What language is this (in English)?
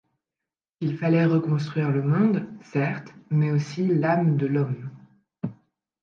French